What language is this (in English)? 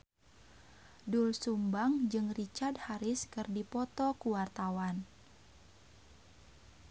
Sundanese